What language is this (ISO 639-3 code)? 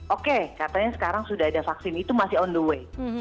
ind